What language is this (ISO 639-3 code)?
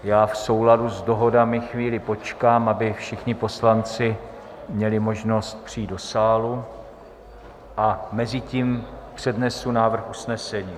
ces